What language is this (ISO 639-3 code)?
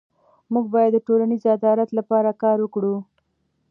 pus